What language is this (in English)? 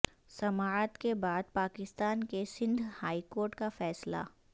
Urdu